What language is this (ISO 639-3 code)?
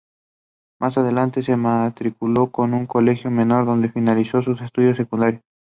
spa